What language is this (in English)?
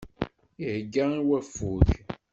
Kabyle